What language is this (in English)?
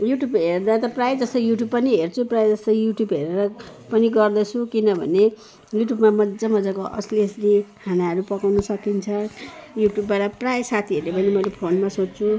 Nepali